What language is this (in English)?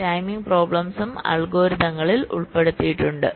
Malayalam